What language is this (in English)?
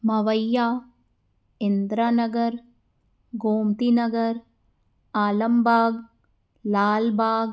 Sindhi